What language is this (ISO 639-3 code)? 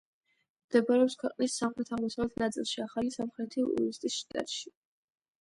kat